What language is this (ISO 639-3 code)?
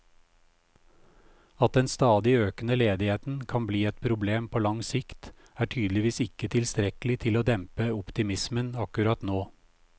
nor